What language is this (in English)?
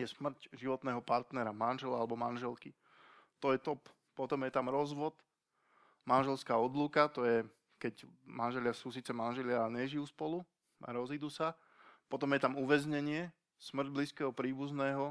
Slovak